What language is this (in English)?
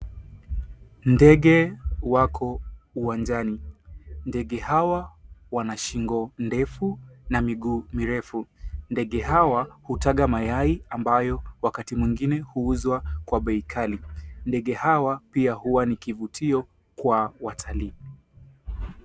Swahili